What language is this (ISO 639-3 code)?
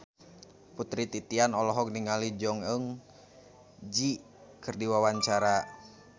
sun